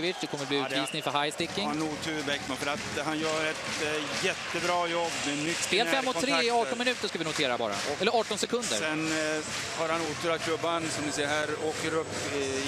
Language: Swedish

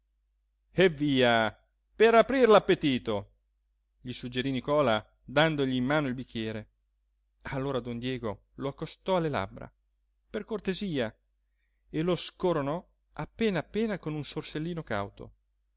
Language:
Italian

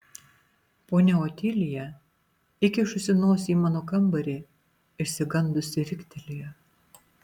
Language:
Lithuanian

